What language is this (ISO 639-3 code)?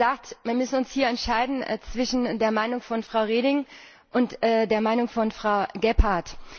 deu